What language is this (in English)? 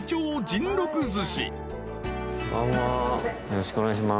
Japanese